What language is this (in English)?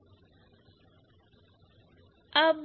Hindi